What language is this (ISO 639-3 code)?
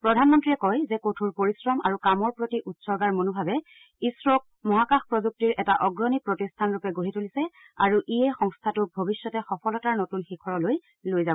asm